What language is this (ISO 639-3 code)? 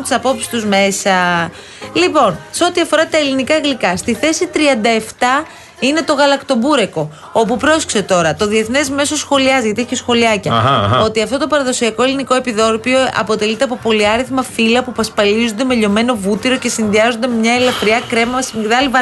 ell